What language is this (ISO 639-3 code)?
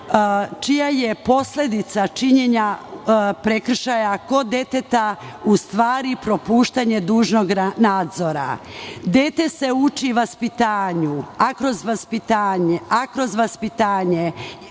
srp